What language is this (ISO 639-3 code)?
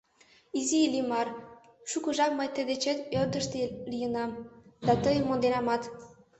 chm